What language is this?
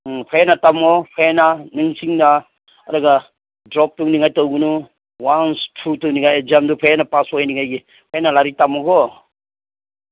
Manipuri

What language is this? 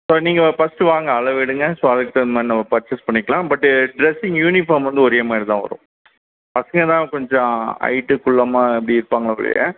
Tamil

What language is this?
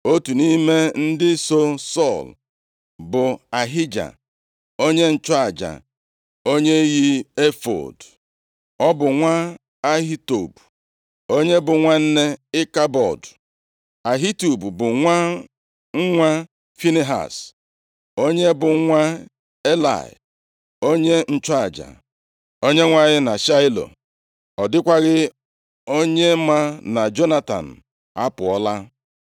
Igbo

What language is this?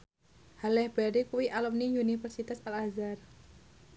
Javanese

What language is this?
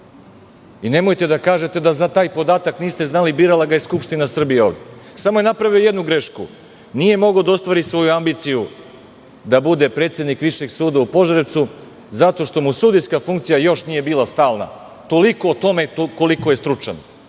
Serbian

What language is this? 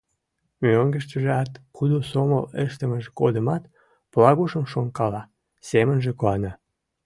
Mari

